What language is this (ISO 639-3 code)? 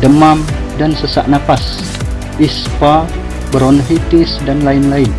ind